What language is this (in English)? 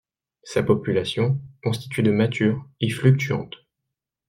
French